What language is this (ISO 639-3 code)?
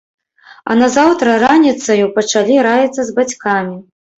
bel